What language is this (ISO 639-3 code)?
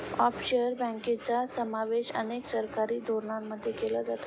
mar